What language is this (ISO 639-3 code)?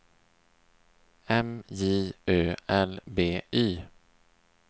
swe